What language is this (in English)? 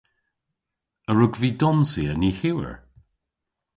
Cornish